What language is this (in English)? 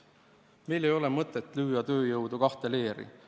Estonian